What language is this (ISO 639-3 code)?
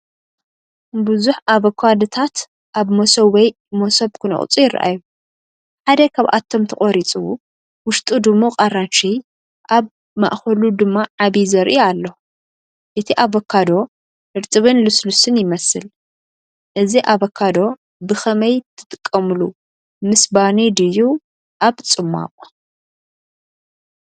tir